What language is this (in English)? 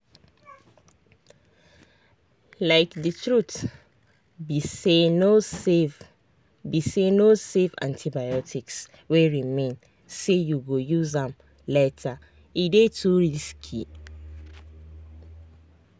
Nigerian Pidgin